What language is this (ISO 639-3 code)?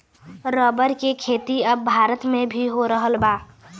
bho